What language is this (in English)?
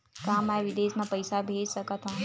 Chhattisgarhi